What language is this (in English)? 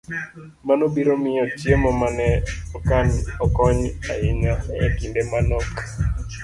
Luo (Kenya and Tanzania)